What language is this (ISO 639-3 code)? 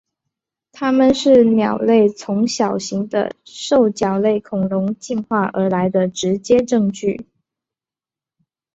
zho